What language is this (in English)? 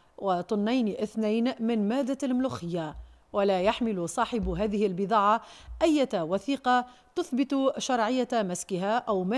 Arabic